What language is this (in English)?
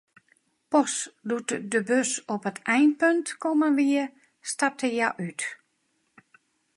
Western Frisian